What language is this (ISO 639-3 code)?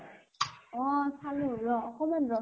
asm